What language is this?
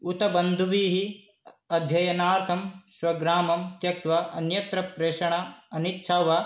Sanskrit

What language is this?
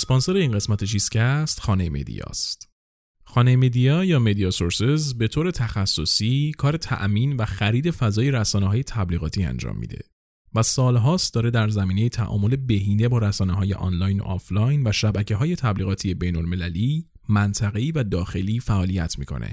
Persian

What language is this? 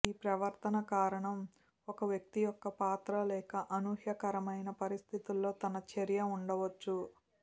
Telugu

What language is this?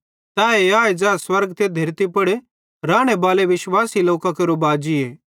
Bhadrawahi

